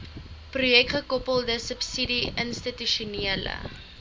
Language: Afrikaans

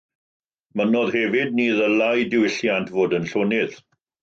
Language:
Welsh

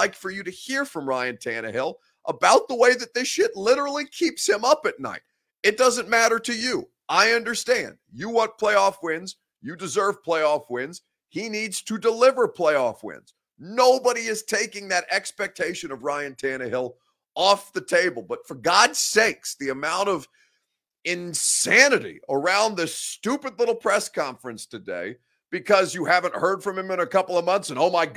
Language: English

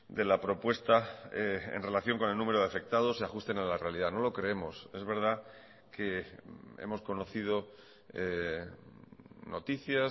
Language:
Spanish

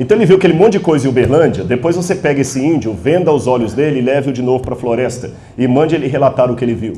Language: Portuguese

